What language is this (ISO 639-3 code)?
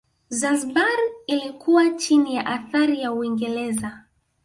swa